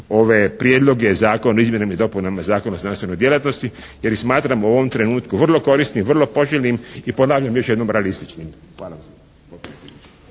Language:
Croatian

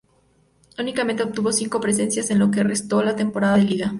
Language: Spanish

